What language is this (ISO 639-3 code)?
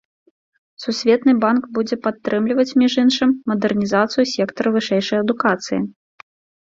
bel